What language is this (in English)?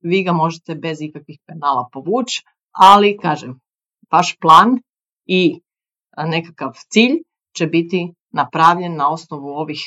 Croatian